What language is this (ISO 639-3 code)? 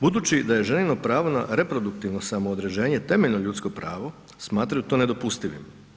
hrv